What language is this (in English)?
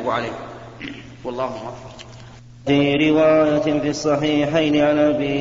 Arabic